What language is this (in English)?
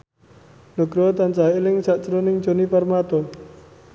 Javanese